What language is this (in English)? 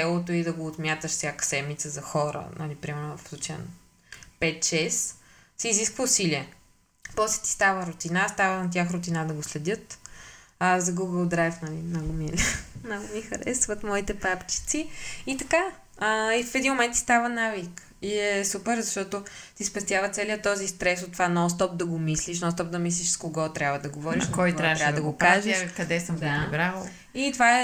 Bulgarian